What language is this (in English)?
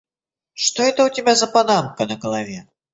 Russian